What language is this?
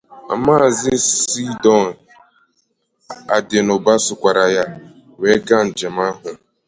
Igbo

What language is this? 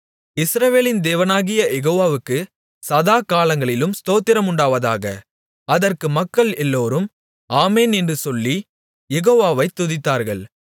Tamil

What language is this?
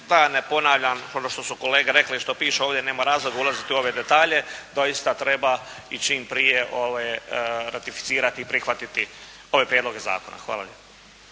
Croatian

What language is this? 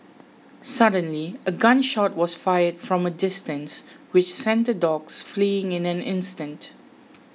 English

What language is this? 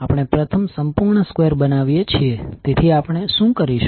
Gujarati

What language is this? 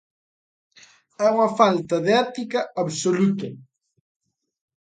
Galician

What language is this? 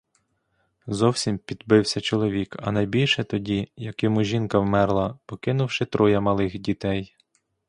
Ukrainian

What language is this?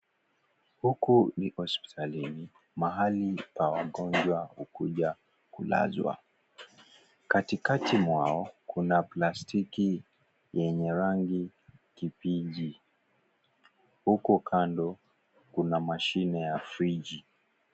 Swahili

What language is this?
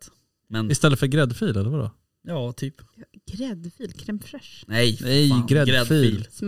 Swedish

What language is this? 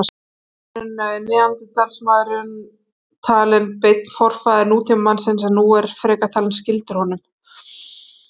Icelandic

